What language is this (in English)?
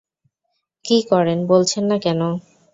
Bangla